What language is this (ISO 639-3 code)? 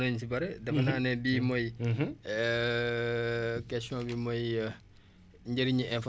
wol